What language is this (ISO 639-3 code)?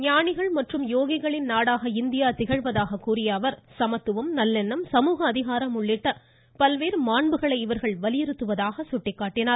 tam